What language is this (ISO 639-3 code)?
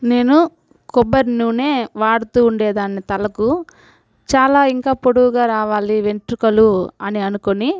tel